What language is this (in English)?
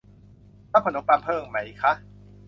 Thai